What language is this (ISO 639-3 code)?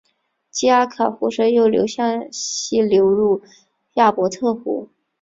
zho